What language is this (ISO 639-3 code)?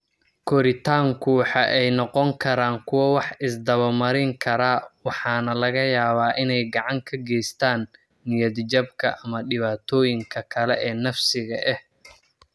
som